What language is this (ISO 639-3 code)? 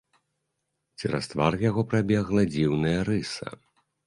bel